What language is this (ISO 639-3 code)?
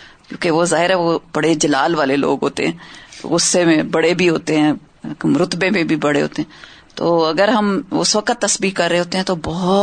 urd